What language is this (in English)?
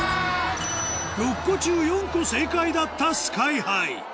Japanese